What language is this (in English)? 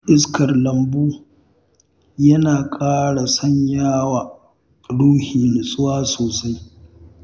Hausa